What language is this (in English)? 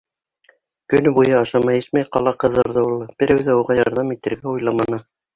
Bashkir